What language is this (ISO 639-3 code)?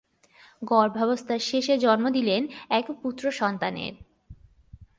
ben